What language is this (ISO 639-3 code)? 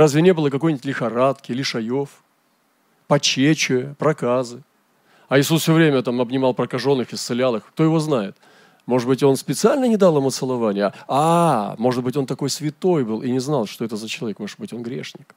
rus